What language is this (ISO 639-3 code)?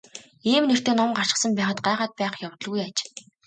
mon